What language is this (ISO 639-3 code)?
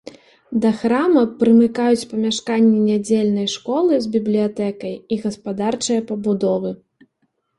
bel